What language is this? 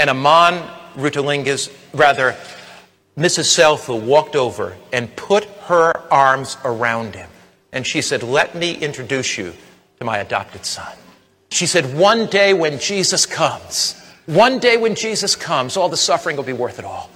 Czech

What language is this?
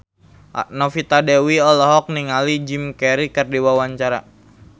Sundanese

